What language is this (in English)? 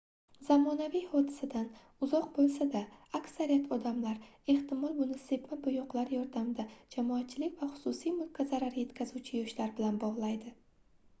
Uzbek